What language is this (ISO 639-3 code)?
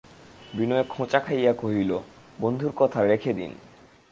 ben